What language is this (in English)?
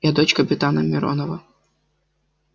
Russian